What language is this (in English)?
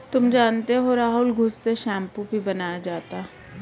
Hindi